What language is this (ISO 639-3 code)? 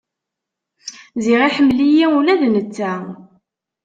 kab